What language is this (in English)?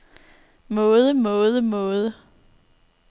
Danish